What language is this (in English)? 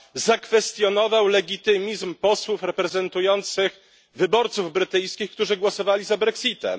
Polish